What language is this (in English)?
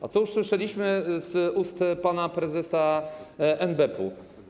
Polish